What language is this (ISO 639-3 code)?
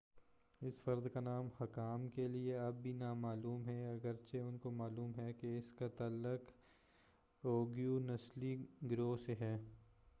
urd